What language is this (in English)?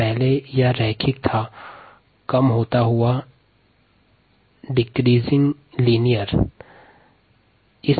Hindi